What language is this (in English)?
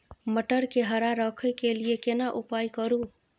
Maithili